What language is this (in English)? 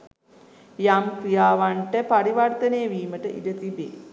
Sinhala